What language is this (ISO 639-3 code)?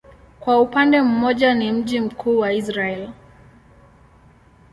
swa